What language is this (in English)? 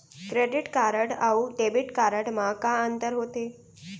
Chhattisgarhi